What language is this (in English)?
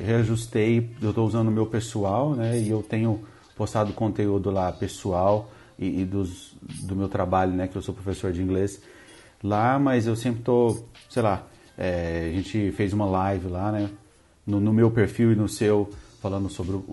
Portuguese